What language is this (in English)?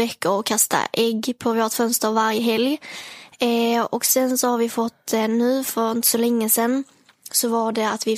Swedish